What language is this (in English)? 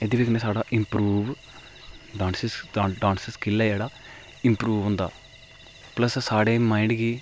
Dogri